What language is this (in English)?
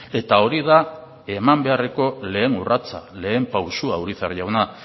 Basque